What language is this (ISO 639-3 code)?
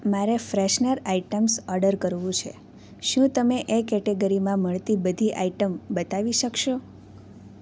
guj